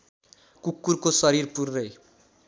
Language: Nepali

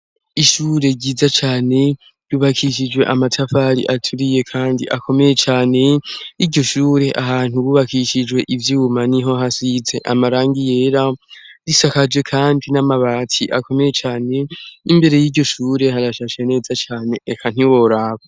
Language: Rundi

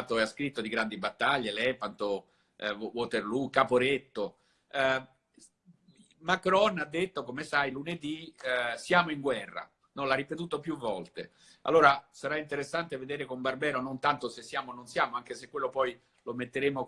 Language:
Italian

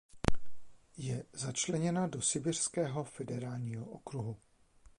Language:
Czech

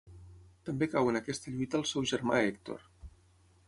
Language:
Catalan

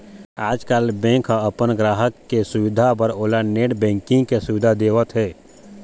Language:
Chhattisgarhi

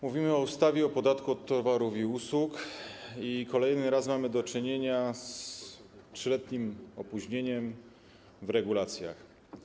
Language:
Polish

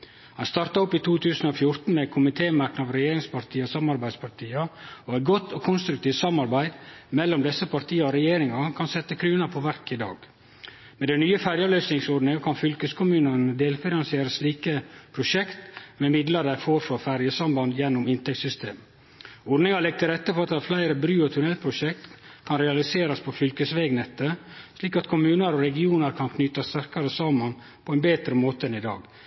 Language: Norwegian Nynorsk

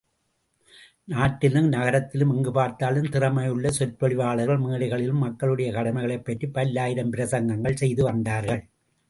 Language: Tamil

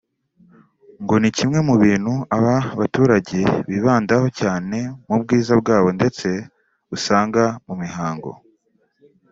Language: Kinyarwanda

